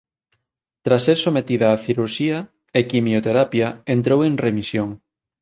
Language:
Galician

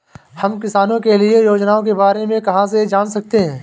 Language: Hindi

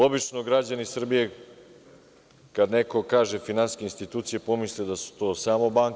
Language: Serbian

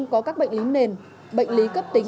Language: Vietnamese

